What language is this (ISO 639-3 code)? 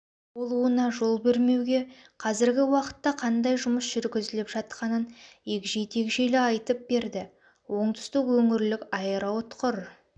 kaz